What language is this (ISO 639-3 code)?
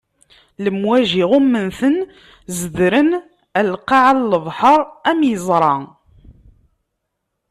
kab